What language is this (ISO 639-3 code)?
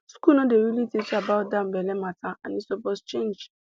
pcm